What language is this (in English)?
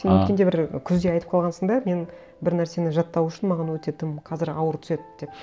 Kazakh